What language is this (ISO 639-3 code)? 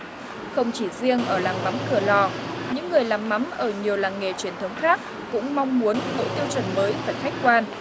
vie